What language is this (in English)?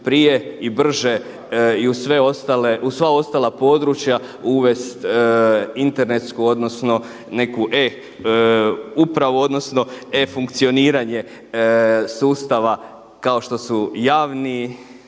Croatian